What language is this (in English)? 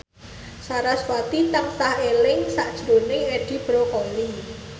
Javanese